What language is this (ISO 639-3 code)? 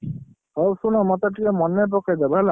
ori